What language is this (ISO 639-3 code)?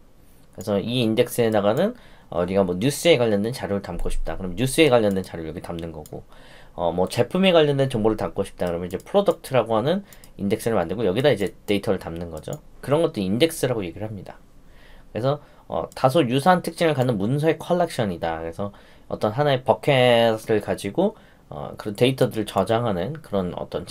kor